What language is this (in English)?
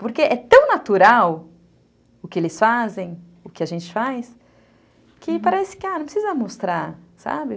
Portuguese